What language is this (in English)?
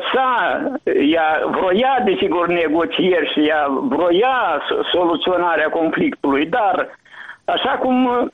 Romanian